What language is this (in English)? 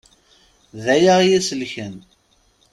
Kabyle